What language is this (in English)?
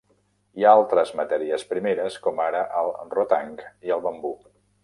Catalan